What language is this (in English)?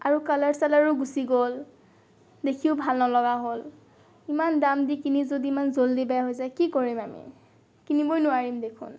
Assamese